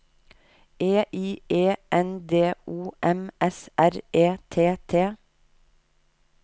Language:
Norwegian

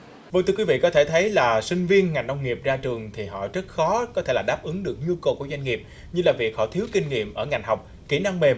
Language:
Vietnamese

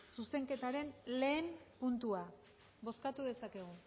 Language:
Basque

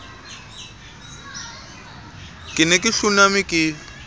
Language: Southern Sotho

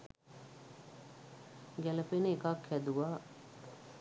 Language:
Sinhala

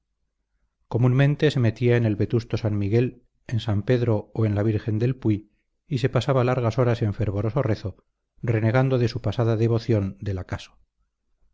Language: Spanish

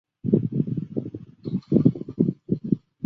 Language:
Chinese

